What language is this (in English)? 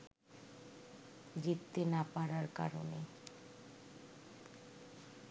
Bangla